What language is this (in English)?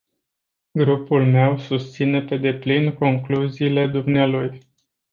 Romanian